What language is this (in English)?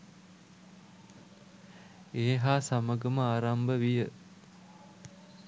Sinhala